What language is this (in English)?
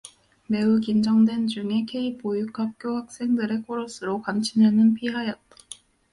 Korean